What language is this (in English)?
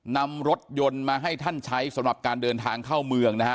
Thai